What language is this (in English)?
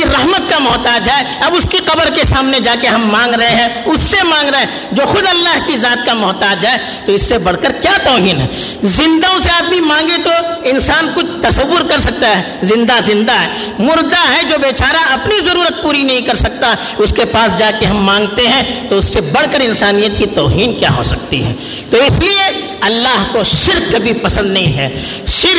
Urdu